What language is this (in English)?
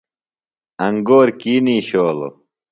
Phalura